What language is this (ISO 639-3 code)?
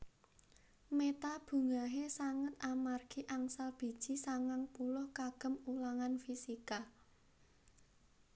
jav